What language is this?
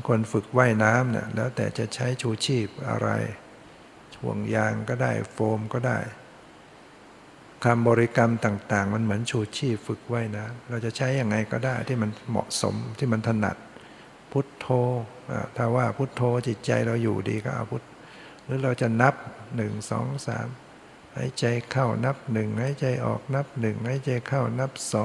Thai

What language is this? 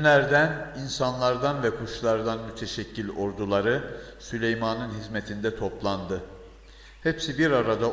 Turkish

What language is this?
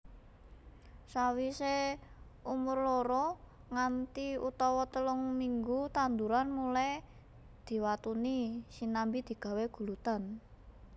Javanese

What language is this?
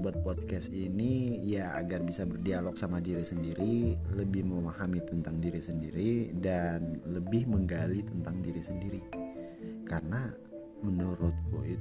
Indonesian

